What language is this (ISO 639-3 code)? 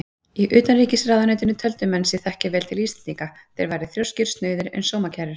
isl